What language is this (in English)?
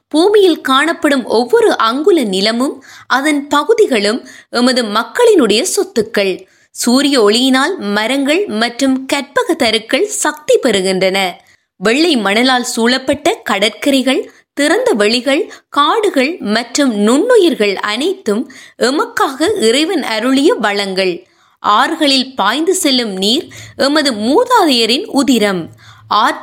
Tamil